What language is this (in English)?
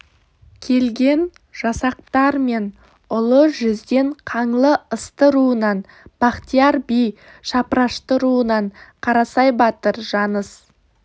Kazakh